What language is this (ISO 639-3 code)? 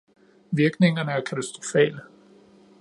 dan